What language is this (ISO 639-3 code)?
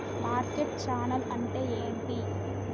tel